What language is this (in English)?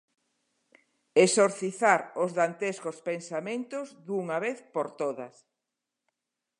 Galician